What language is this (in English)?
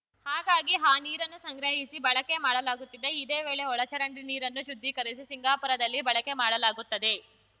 Kannada